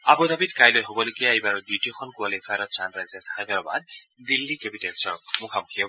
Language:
Assamese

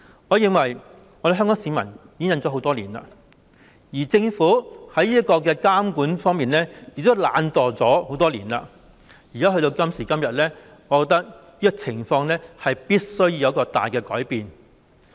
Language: Cantonese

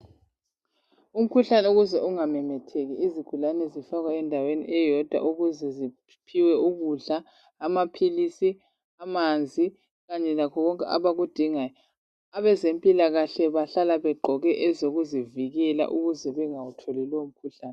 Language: North Ndebele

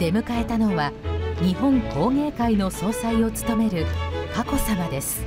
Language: Japanese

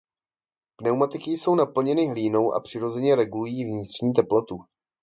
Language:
Czech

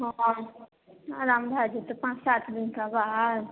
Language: Maithili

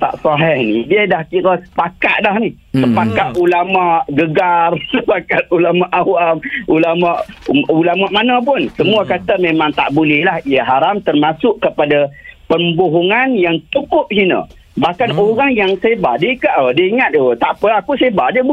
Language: Malay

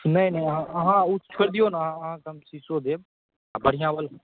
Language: Maithili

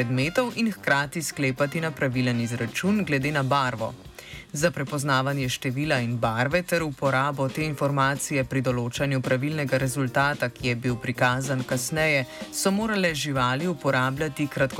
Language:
Croatian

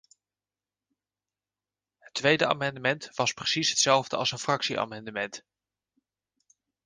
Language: Dutch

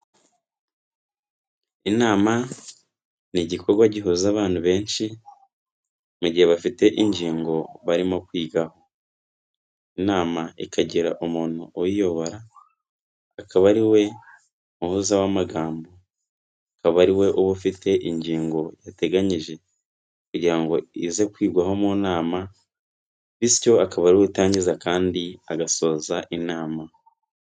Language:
Kinyarwanda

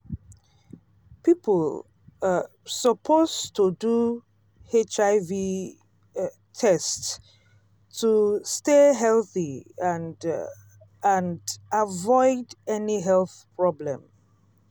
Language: Nigerian Pidgin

